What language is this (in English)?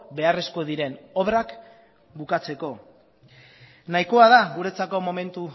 Basque